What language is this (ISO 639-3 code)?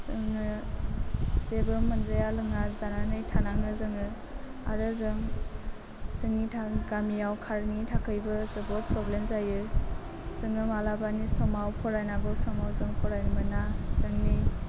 brx